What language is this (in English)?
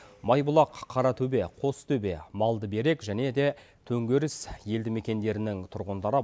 Kazakh